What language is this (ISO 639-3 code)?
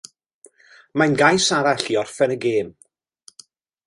cym